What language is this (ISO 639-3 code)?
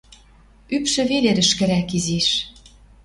mrj